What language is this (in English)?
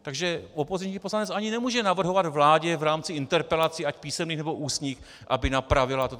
Czech